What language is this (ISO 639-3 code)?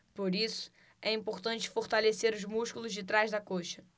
por